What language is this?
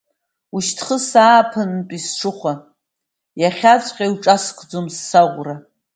Abkhazian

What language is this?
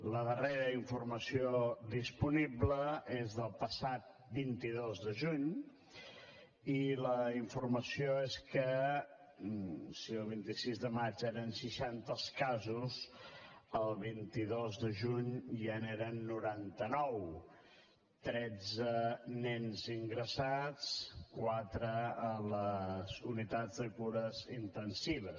Catalan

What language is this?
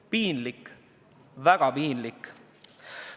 Estonian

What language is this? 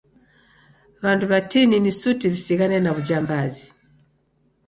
Taita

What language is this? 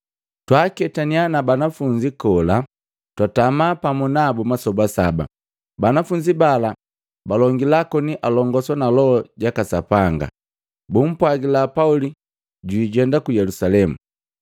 Matengo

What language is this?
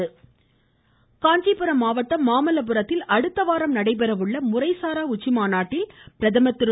Tamil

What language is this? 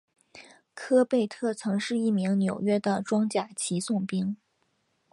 Chinese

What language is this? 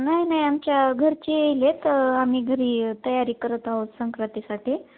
Marathi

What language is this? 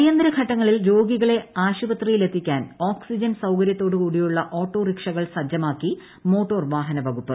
Malayalam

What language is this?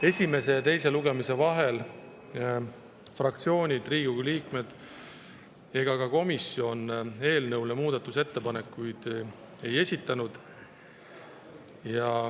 Estonian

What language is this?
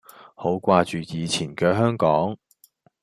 Cantonese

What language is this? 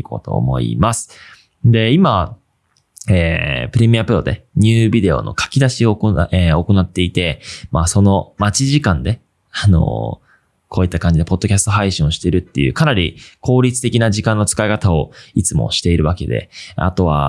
Japanese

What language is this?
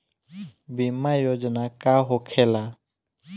Bhojpuri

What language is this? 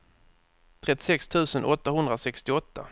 Swedish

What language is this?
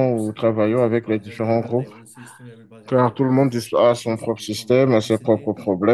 French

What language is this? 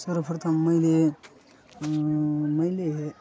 Nepali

